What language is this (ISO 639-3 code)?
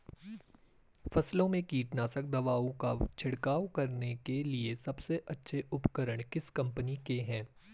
hin